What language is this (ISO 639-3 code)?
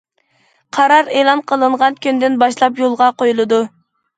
uig